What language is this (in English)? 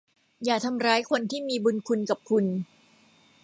Thai